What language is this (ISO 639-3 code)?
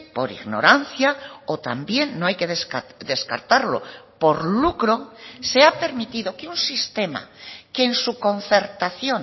spa